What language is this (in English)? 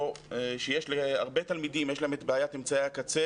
Hebrew